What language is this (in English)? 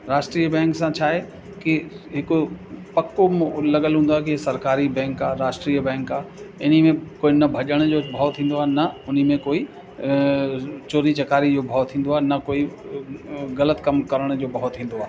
Sindhi